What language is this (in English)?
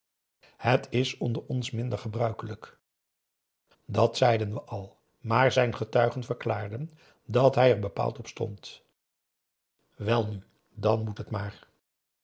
Dutch